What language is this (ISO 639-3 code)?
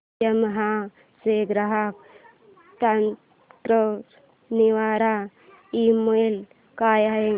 mar